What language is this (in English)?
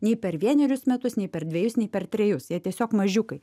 Lithuanian